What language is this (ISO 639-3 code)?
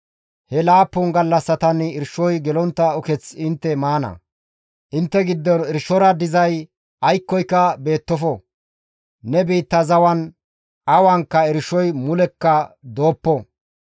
gmv